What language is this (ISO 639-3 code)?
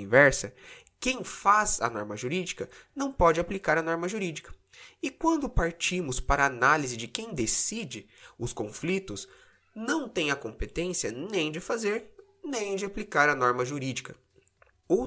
por